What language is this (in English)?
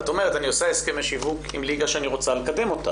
Hebrew